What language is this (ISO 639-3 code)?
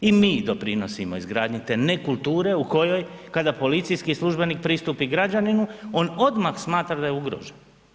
hrv